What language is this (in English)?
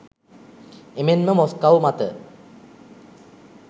Sinhala